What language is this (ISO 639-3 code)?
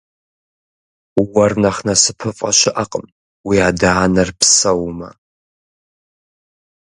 kbd